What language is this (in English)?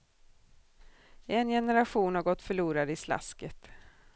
Swedish